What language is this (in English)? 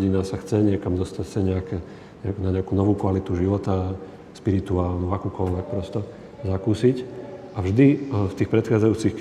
Slovak